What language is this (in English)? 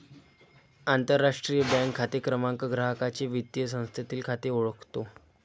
Marathi